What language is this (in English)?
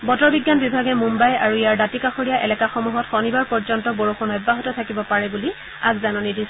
Assamese